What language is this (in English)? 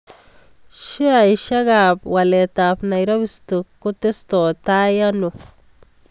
Kalenjin